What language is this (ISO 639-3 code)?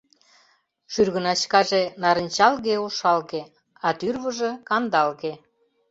chm